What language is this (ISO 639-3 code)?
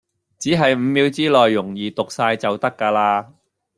yue